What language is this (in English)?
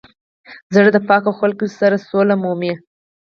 Pashto